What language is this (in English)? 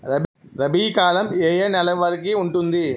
Telugu